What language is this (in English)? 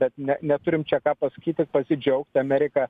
Lithuanian